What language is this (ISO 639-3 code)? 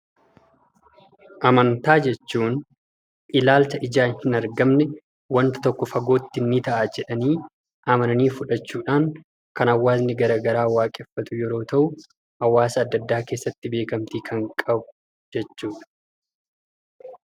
orm